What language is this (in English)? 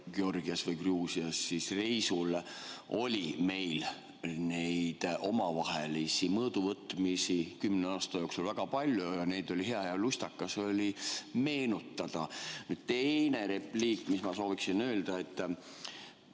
Estonian